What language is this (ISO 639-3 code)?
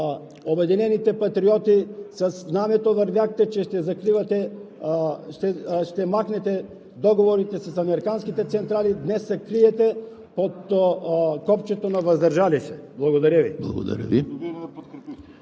bul